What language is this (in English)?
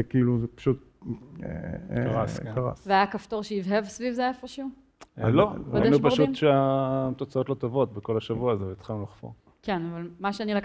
Hebrew